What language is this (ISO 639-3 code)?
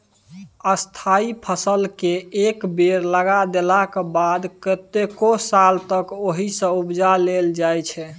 mai